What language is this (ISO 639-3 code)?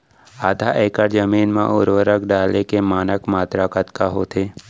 hne